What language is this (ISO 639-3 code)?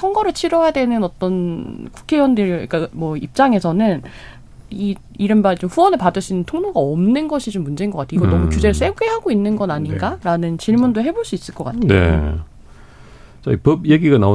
kor